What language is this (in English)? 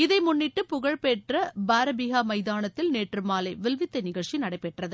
Tamil